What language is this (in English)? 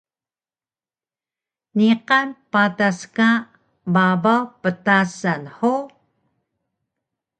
Taroko